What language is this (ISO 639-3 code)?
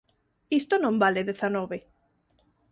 glg